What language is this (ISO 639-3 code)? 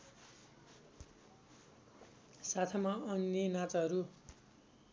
nep